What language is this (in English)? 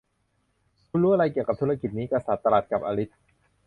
Thai